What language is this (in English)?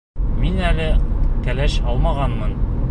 Bashkir